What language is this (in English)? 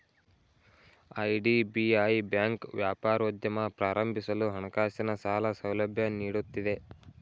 Kannada